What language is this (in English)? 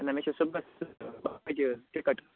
Kashmiri